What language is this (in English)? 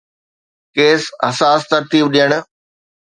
Sindhi